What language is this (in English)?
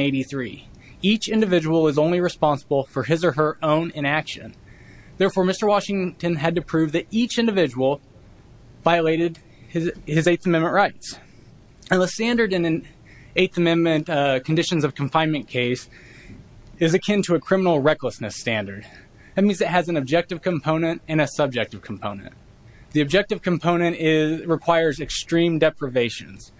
English